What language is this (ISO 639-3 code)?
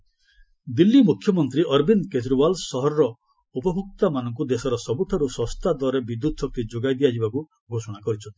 ori